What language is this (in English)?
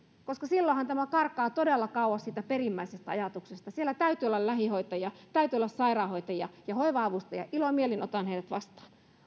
Finnish